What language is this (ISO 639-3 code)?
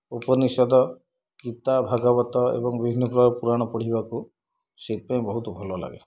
ori